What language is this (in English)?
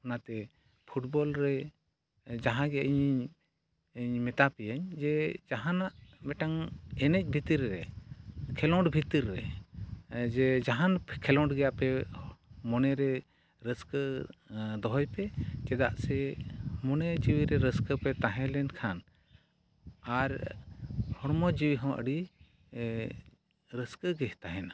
Santali